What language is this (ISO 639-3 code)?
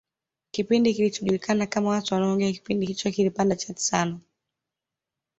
swa